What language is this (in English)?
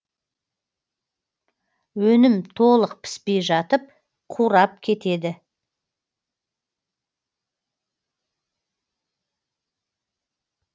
Kazakh